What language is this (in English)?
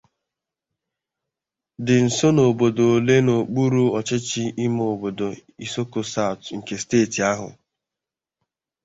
Igbo